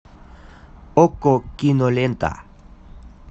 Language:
Russian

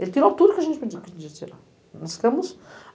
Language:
Portuguese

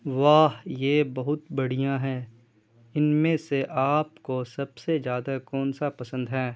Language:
Urdu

